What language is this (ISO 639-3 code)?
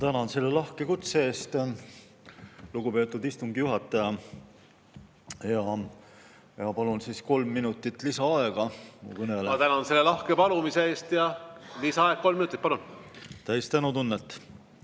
est